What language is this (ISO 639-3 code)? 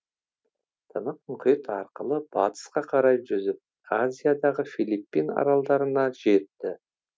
kaz